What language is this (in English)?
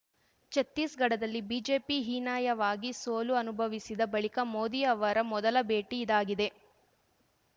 Kannada